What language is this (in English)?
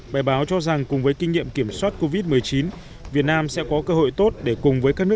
Vietnamese